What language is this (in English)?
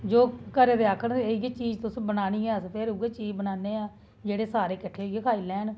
Dogri